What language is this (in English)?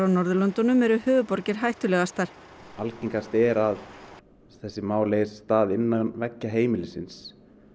Icelandic